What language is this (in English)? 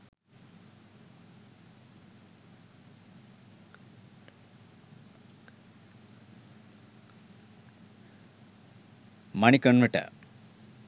Sinhala